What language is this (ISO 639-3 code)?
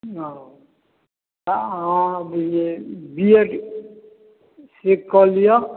mai